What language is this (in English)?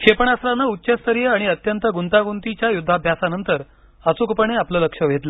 Marathi